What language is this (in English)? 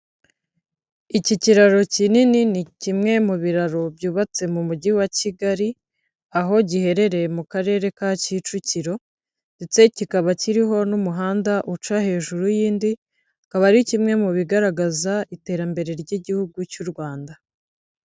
Kinyarwanda